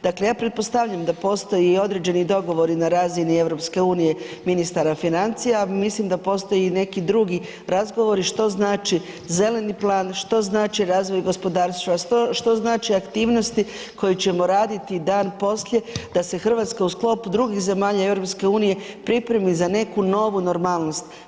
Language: Croatian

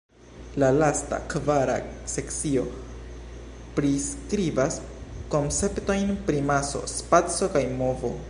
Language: Esperanto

